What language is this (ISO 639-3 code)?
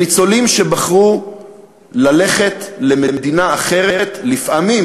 heb